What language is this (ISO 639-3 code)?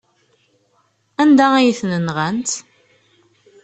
kab